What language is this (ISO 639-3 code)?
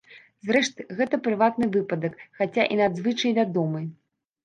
bel